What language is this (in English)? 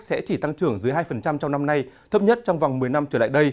Vietnamese